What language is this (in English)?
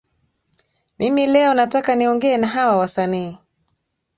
Swahili